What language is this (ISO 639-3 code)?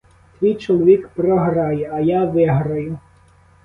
ukr